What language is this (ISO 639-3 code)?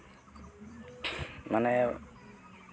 sat